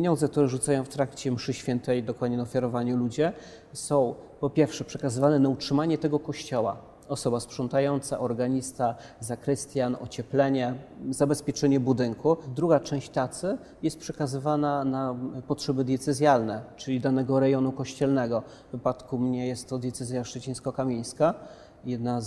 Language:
Polish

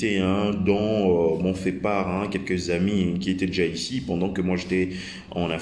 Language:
French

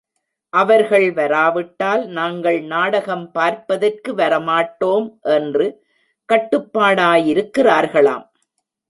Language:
Tamil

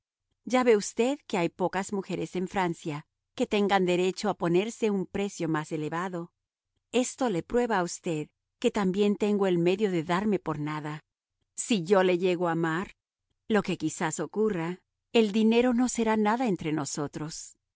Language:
Spanish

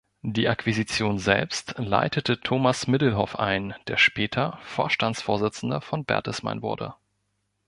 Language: German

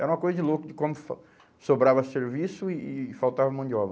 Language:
Portuguese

